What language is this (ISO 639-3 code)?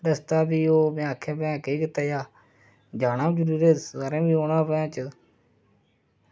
doi